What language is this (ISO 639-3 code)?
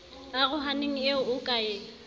sot